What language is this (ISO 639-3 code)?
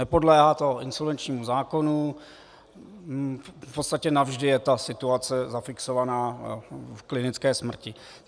ces